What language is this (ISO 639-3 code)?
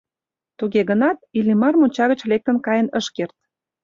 chm